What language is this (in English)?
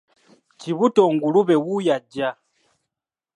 Ganda